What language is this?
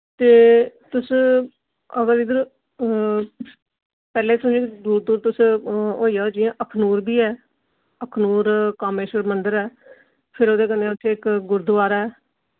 Dogri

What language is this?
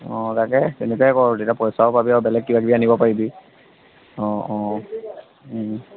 Assamese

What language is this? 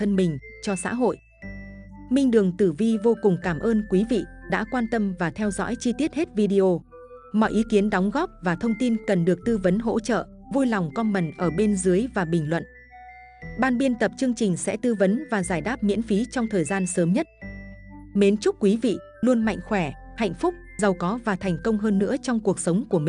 Vietnamese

